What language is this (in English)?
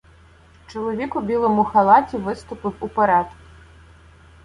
Ukrainian